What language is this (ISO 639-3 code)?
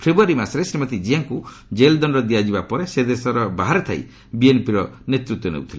ori